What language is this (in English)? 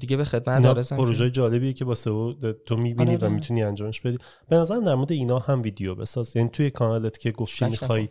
Persian